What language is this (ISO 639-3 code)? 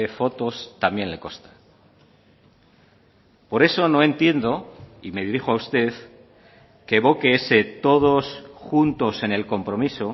spa